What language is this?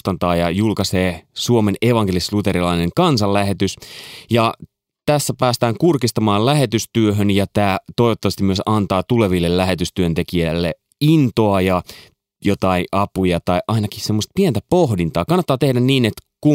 Finnish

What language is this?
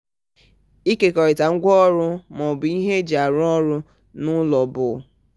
Igbo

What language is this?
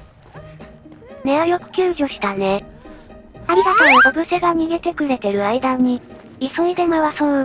Japanese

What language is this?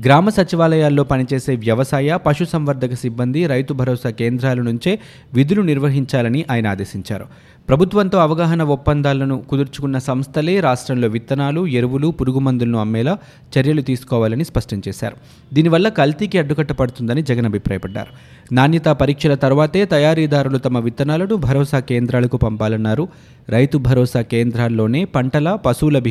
Telugu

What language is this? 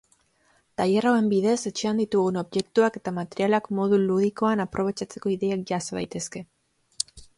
Basque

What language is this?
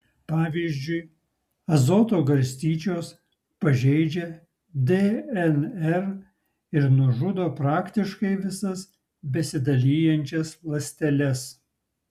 Lithuanian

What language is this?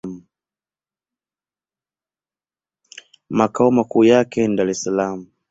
Swahili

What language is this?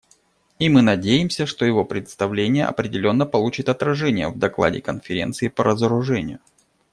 Russian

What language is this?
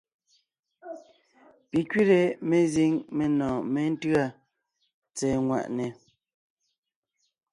Ngiemboon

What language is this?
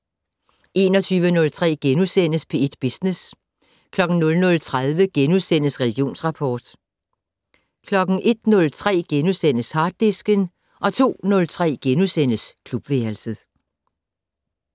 Danish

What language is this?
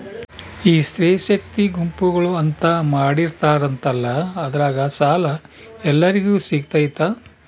Kannada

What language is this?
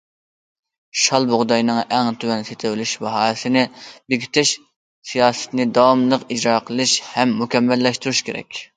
Uyghur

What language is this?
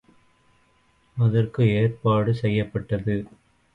Tamil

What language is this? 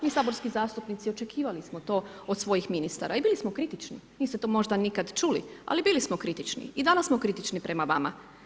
Croatian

